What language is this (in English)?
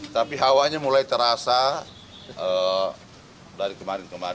Indonesian